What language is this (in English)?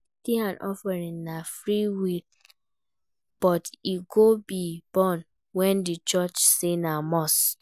Nigerian Pidgin